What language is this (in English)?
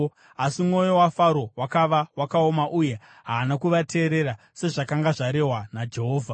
Shona